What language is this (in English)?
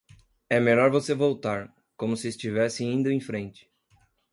Portuguese